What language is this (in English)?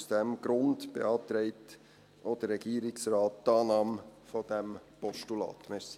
Swiss German